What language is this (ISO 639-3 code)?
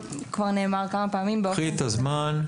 heb